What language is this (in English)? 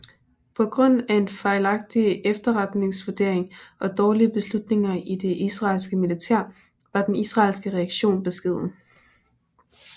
Danish